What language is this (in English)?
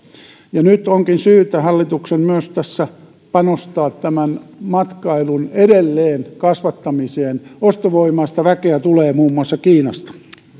Finnish